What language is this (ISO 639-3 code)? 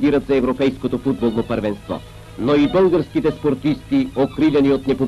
hun